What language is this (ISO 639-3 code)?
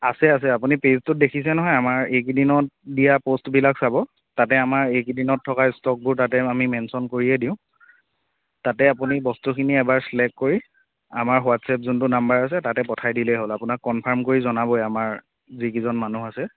asm